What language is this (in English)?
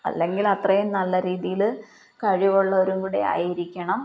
Malayalam